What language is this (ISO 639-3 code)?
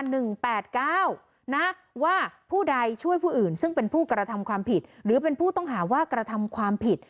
tha